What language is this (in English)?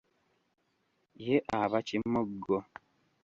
Ganda